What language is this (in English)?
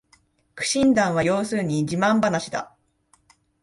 Japanese